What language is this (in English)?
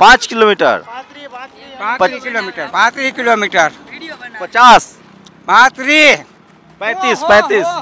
Hindi